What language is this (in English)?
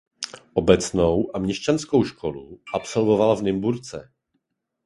Czech